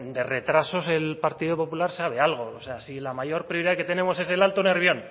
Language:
Spanish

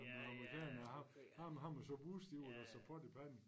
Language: Danish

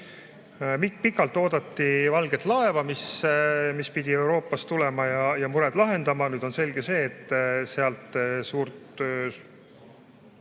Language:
Estonian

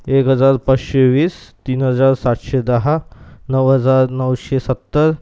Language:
Marathi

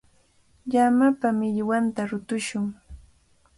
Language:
Cajatambo North Lima Quechua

